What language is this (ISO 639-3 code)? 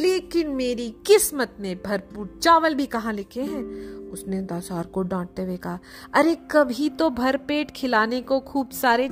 hin